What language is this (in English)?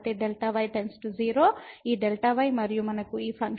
Telugu